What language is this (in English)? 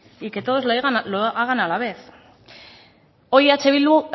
Spanish